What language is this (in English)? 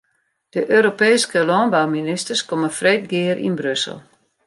Western Frisian